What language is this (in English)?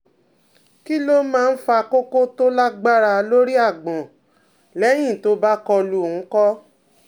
Yoruba